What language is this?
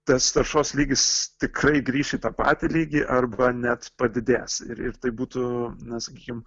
Lithuanian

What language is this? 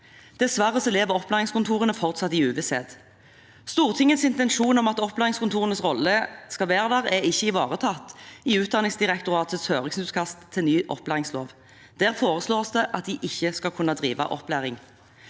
Norwegian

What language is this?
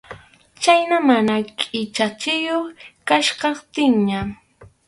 Arequipa-La Unión Quechua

